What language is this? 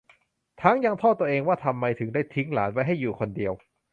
Thai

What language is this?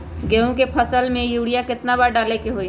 Magahi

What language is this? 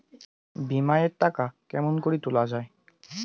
Bangla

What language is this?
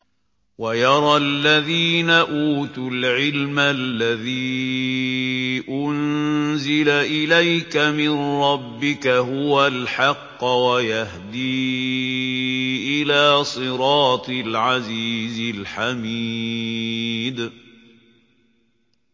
Arabic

